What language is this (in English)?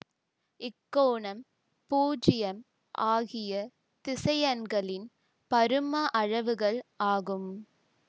Tamil